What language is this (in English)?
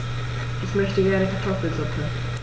German